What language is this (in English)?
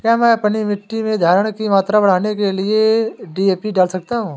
Hindi